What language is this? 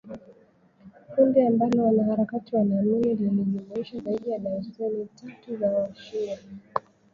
Swahili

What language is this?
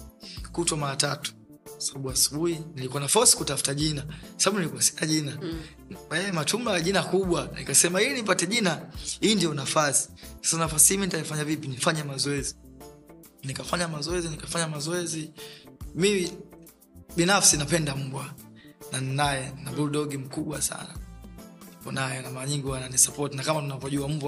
Swahili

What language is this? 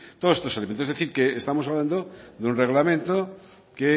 Spanish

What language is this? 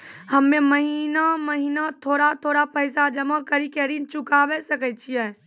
Maithili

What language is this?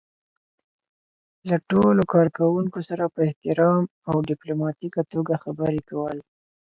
Pashto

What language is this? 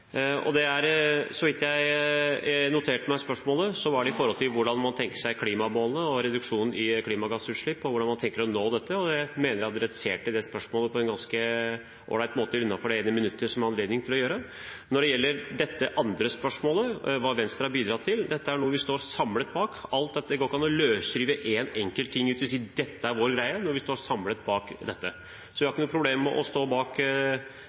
Norwegian Bokmål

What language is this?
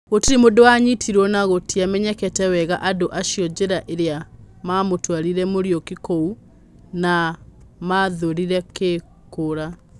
Kikuyu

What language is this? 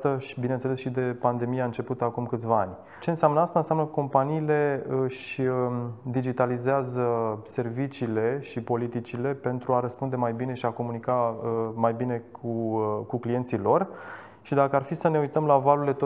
Romanian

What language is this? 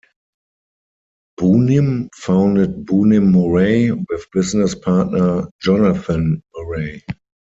English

